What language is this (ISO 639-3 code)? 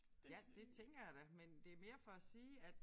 dan